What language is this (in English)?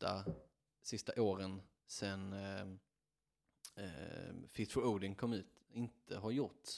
Swedish